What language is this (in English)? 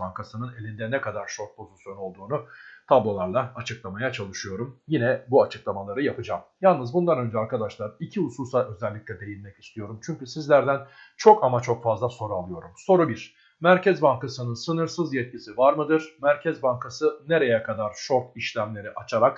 Turkish